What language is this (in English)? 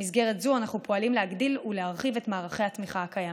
Hebrew